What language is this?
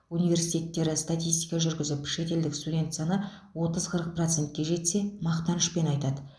Kazakh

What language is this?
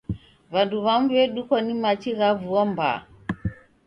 Taita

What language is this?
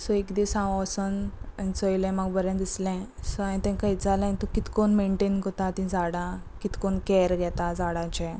Konkani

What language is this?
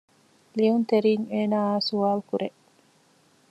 Divehi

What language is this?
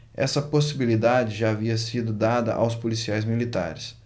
Portuguese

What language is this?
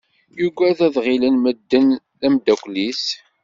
Kabyle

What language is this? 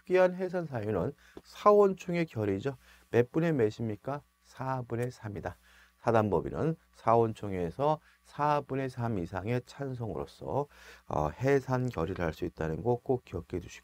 Korean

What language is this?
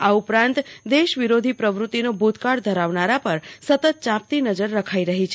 Gujarati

